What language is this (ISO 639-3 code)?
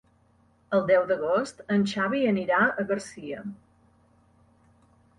cat